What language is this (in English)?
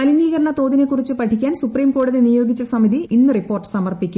Malayalam